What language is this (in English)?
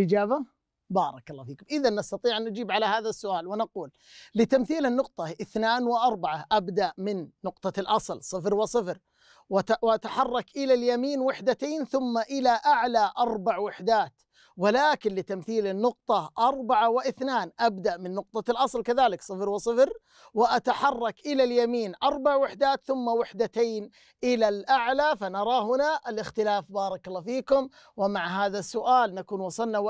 Arabic